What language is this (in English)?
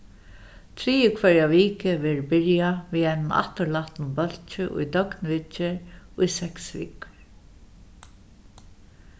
Faroese